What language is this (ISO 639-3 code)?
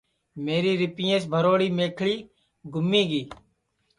ssi